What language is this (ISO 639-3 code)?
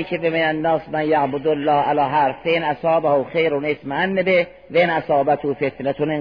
fas